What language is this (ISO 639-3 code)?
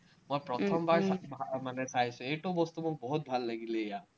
asm